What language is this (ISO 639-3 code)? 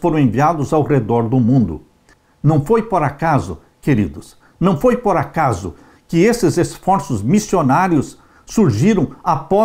por